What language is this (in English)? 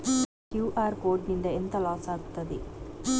Kannada